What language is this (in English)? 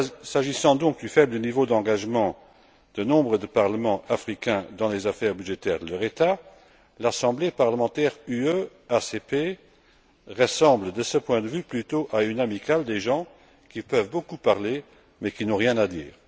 French